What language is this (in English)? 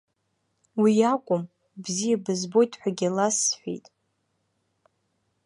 Abkhazian